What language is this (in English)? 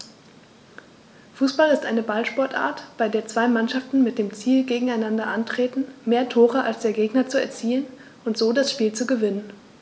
German